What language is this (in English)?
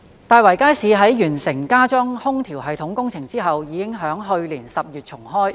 Cantonese